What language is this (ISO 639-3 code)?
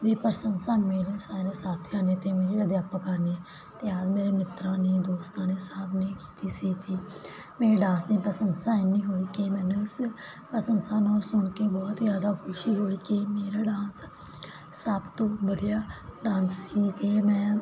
pan